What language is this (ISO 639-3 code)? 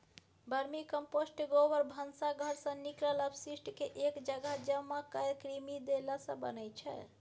mai